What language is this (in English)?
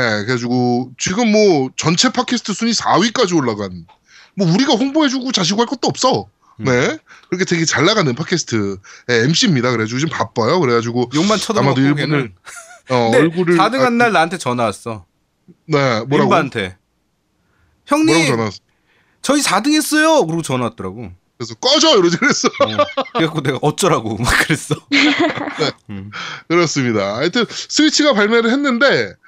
Korean